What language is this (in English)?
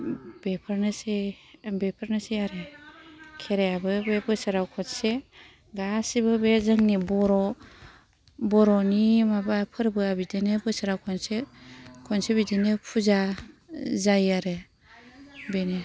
Bodo